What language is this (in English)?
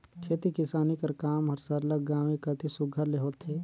Chhattisgarhi